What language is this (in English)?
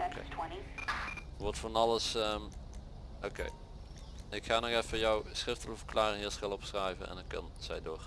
Dutch